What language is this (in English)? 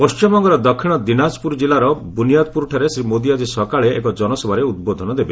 Odia